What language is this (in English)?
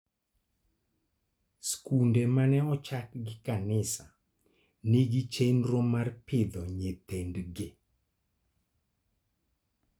Luo (Kenya and Tanzania)